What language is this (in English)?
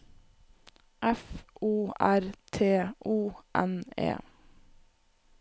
Norwegian